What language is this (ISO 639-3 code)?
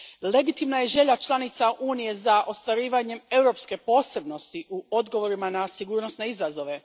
hrv